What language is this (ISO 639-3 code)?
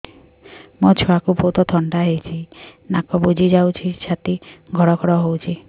ori